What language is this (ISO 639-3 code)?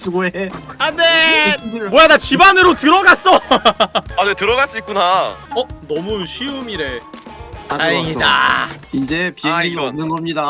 kor